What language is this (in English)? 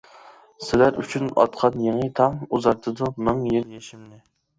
Uyghur